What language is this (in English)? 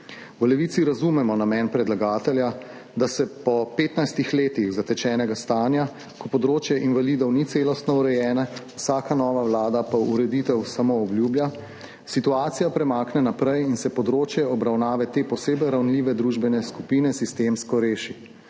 Slovenian